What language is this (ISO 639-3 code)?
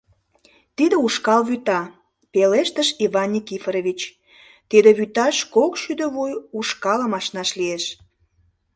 chm